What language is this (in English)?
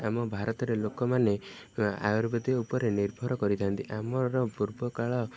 Odia